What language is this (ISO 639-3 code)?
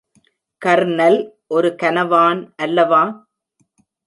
tam